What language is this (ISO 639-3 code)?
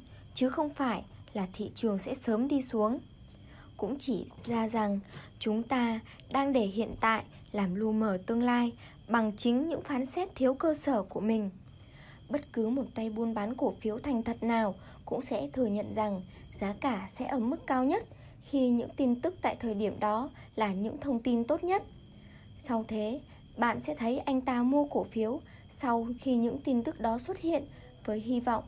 vie